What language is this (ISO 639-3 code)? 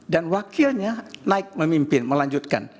ind